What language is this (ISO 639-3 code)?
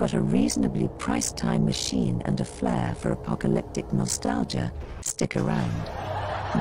eng